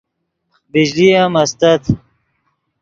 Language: Yidgha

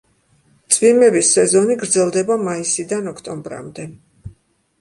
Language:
Georgian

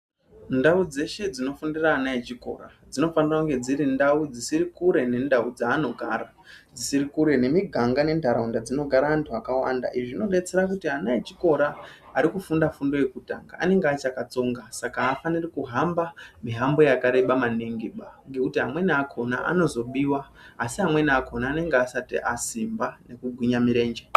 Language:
Ndau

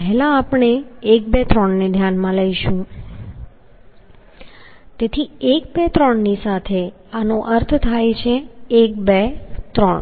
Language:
Gujarati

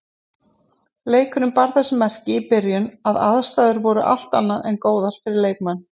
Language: Icelandic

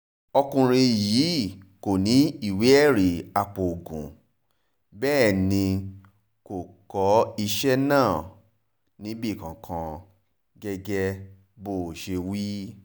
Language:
Yoruba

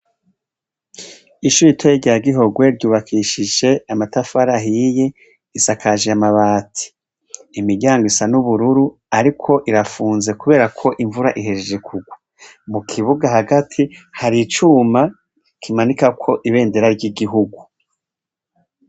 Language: Rundi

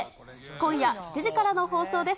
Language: Japanese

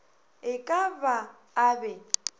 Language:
Northern Sotho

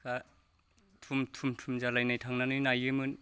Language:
Bodo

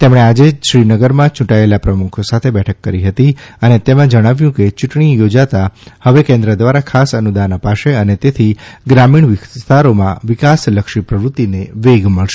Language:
Gujarati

